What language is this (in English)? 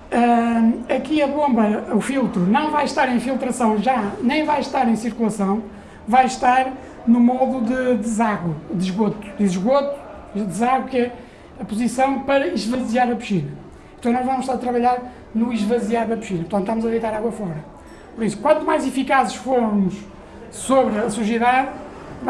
Portuguese